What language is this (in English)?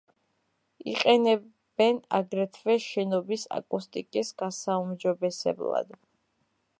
Georgian